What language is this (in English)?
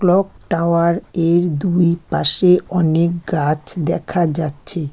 Bangla